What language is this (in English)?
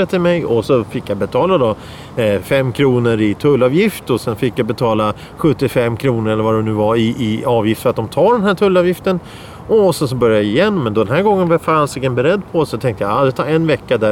Swedish